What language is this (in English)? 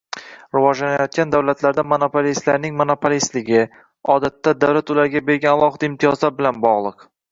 Uzbek